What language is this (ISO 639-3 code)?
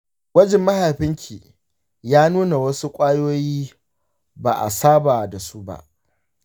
hau